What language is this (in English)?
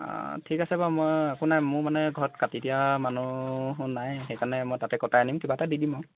Assamese